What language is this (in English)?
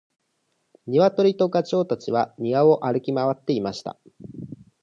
Japanese